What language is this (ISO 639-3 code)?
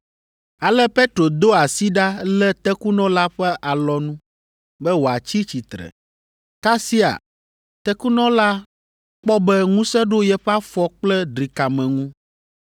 ewe